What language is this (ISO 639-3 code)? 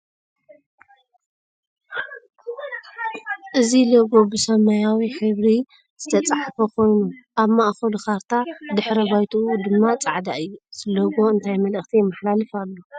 tir